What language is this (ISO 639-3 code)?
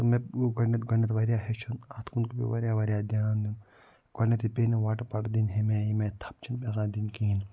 kas